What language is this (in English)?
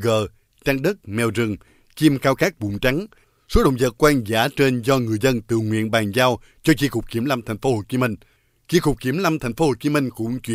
Vietnamese